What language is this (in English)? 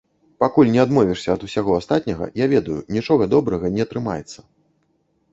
Belarusian